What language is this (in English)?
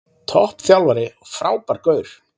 Icelandic